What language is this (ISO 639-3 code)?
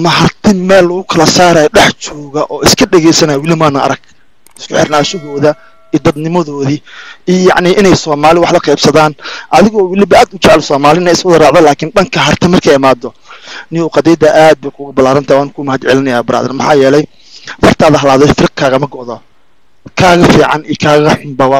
ara